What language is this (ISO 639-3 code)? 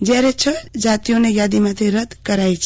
guj